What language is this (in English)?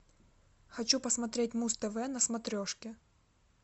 Russian